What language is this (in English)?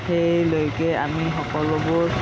Assamese